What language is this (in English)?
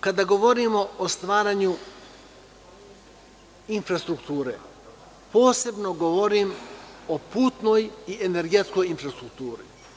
Serbian